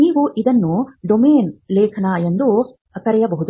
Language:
Kannada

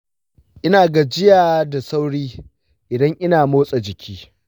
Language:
Hausa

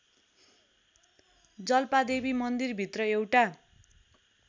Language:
Nepali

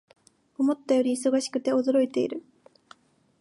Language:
Japanese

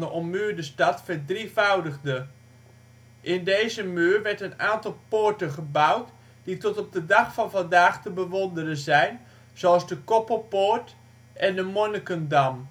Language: Dutch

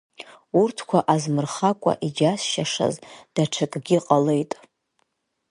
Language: Abkhazian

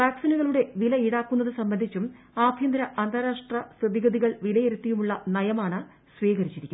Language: Malayalam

